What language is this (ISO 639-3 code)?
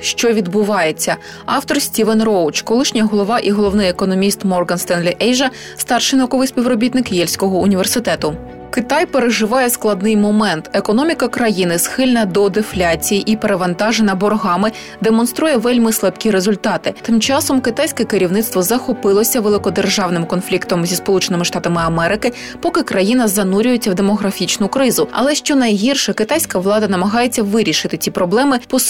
ukr